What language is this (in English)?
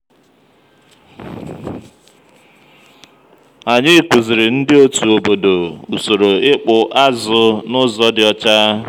Igbo